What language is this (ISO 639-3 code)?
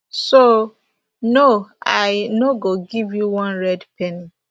pcm